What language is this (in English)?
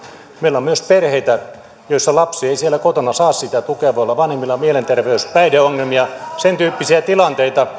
Finnish